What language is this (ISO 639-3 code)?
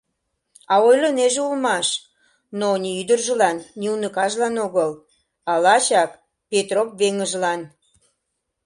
chm